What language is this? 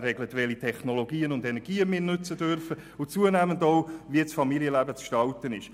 Swiss German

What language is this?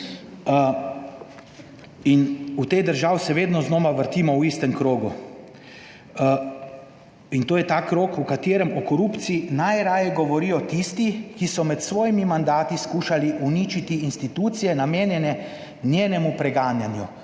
Slovenian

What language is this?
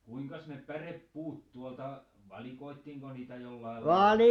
Finnish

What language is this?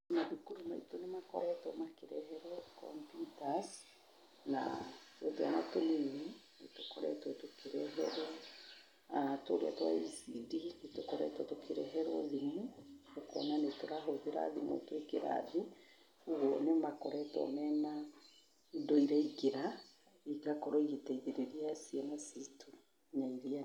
Kikuyu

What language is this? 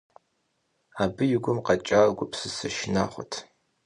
Kabardian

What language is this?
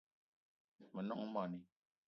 Eton (Cameroon)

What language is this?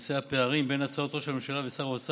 Hebrew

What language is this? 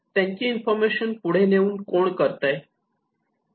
Marathi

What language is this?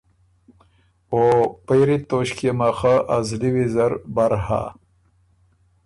Ormuri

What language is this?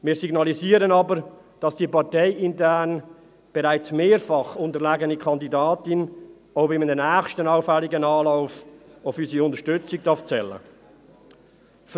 Swiss German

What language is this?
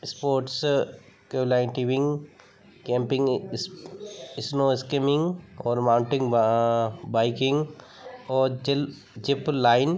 Hindi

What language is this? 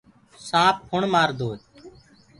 Gurgula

